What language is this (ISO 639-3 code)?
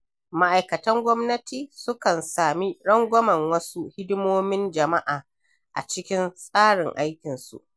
hau